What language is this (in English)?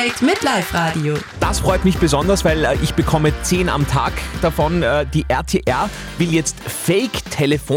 German